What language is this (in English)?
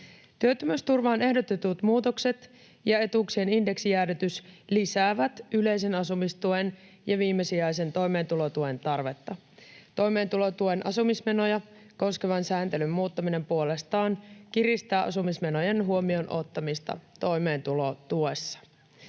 Finnish